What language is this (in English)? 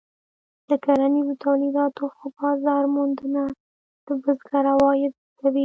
Pashto